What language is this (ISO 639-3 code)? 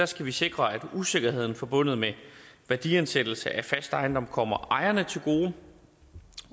dan